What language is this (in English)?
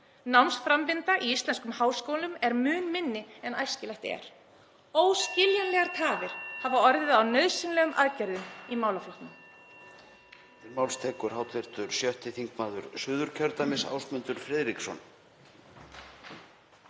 Icelandic